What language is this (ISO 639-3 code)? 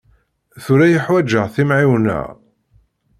kab